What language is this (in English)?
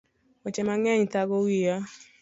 Luo (Kenya and Tanzania)